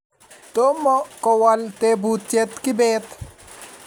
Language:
Kalenjin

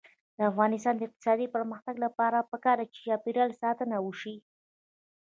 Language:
Pashto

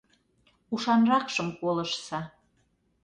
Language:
Mari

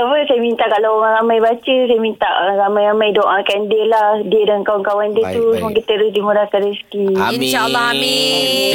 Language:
Malay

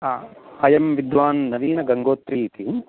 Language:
Sanskrit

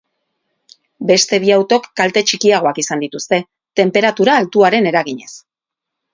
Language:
Basque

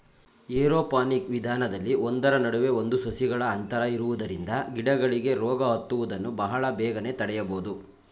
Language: Kannada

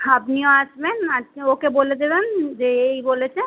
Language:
Bangla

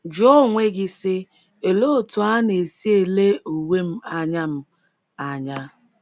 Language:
Igbo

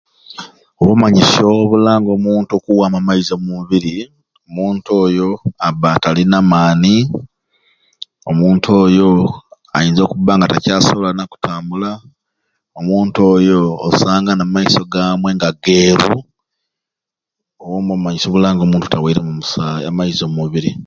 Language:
Ruuli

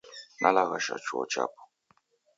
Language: Taita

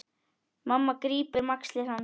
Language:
Icelandic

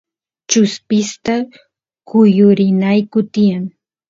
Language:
Santiago del Estero Quichua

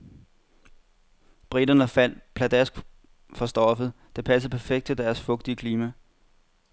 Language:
Danish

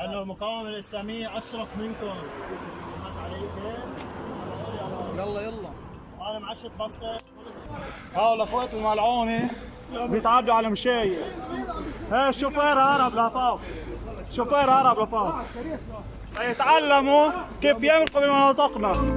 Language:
Arabic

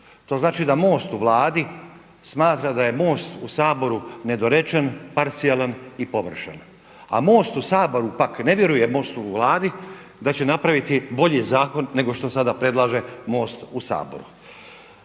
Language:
Croatian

